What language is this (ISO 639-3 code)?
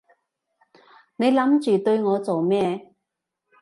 yue